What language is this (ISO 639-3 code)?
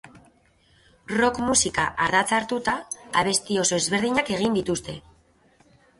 eus